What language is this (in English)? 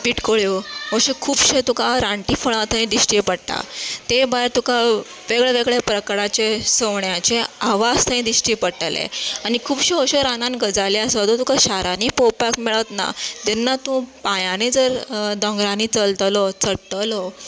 Konkani